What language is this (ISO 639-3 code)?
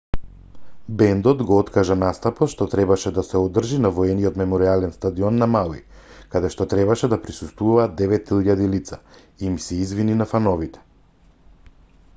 mkd